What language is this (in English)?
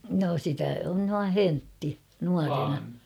Finnish